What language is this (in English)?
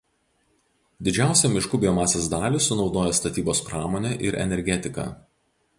Lithuanian